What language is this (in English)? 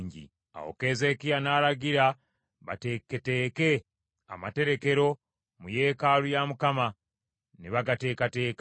Ganda